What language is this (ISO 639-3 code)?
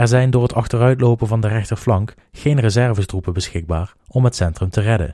nld